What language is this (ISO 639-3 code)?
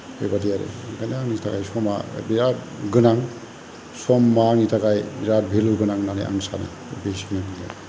brx